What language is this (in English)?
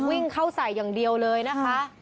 Thai